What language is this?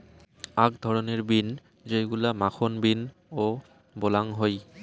Bangla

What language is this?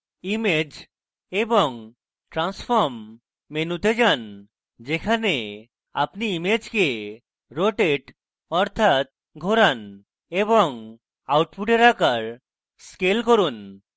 Bangla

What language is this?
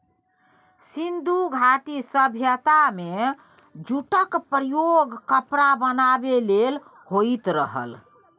Maithili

